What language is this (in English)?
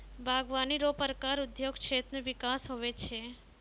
Maithili